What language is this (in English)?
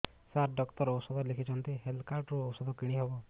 Odia